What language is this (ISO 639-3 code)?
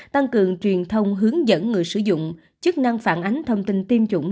vie